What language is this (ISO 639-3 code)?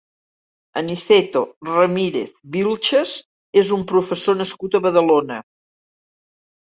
cat